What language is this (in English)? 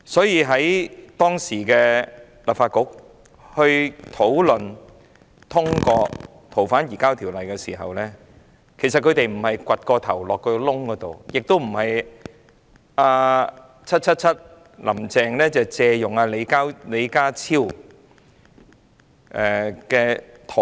Cantonese